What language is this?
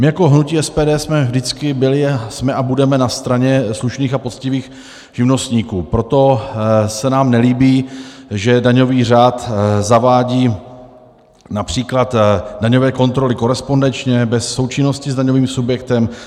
Czech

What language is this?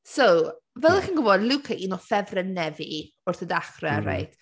Welsh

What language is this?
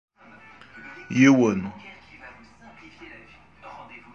Kabyle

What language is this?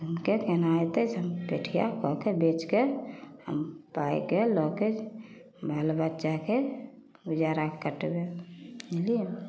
Maithili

